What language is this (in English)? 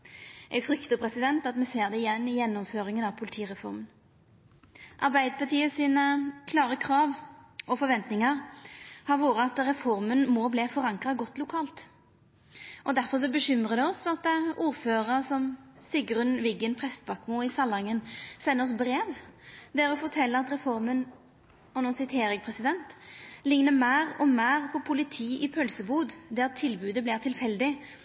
Norwegian Nynorsk